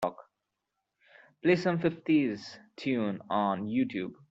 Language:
English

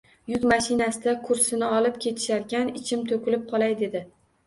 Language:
Uzbek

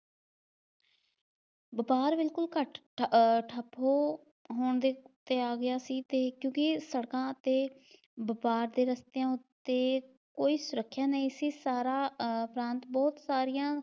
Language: Punjabi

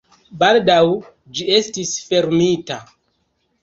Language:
Esperanto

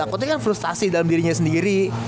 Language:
Indonesian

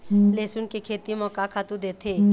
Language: Chhattisgarhi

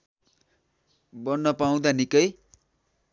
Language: Nepali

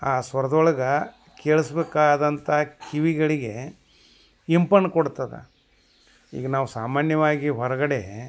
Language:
Kannada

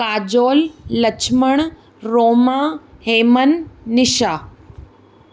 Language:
Sindhi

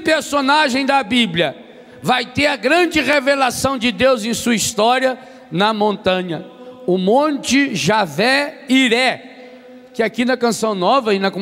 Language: Portuguese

